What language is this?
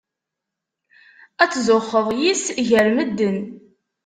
Kabyle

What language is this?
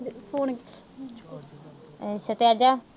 Punjabi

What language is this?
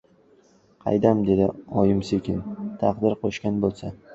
Uzbek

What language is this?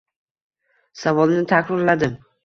Uzbek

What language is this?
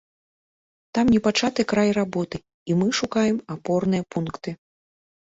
Belarusian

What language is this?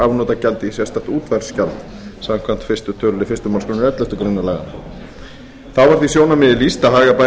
Icelandic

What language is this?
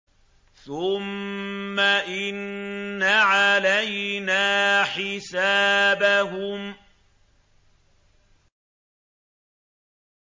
Arabic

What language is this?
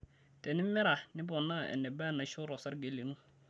Masai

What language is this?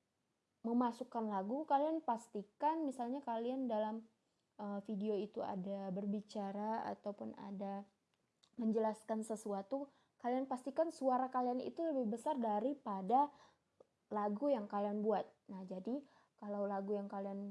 Indonesian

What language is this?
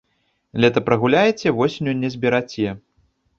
Belarusian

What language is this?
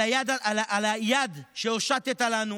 Hebrew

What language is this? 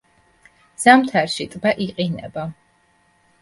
Georgian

